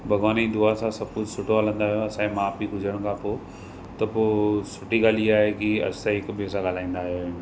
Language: Sindhi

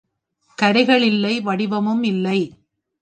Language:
Tamil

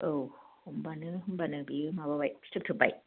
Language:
Bodo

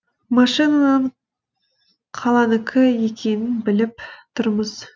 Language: Kazakh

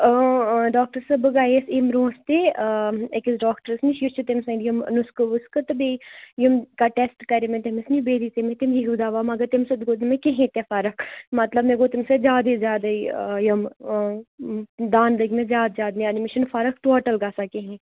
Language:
Kashmiri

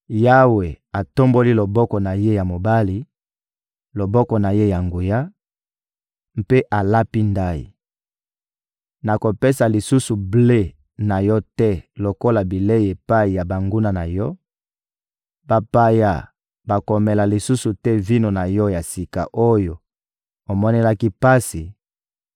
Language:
Lingala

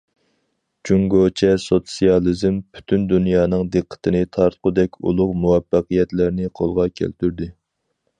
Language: Uyghur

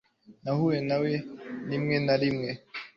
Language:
Kinyarwanda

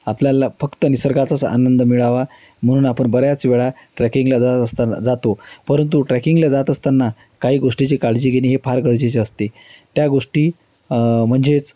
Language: Marathi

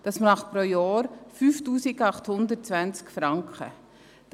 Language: Swiss German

